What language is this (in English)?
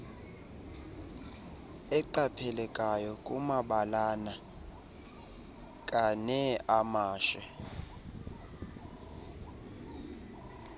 Xhosa